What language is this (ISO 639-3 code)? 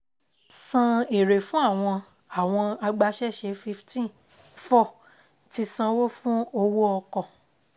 yor